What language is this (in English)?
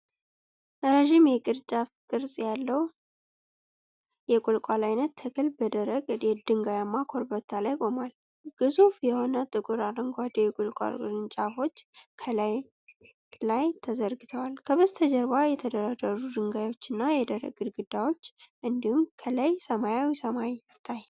Amharic